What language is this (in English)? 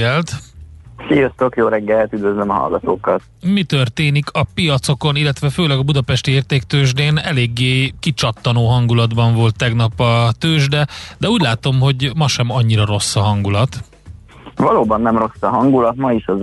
Hungarian